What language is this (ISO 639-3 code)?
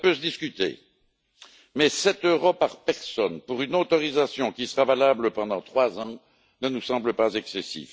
fra